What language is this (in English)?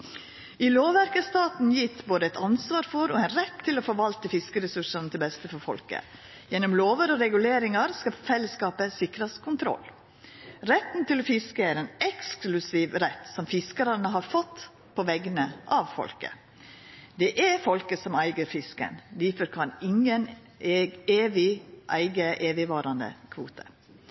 Norwegian Nynorsk